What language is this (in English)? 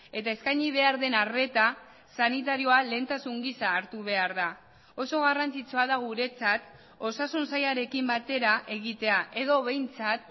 Basque